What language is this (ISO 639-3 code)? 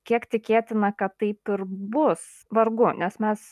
lit